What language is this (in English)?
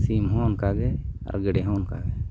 Santali